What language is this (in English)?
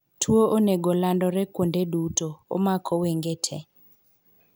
Luo (Kenya and Tanzania)